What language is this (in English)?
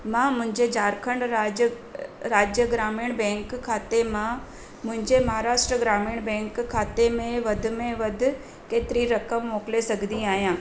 Sindhi